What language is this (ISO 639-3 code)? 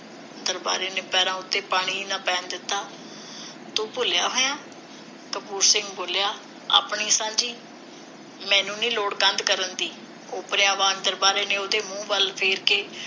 pan